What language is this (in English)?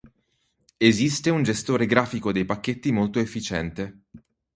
Italian